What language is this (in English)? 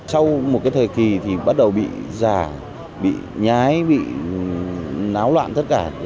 Vietnamese